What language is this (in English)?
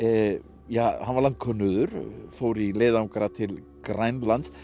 Icelandic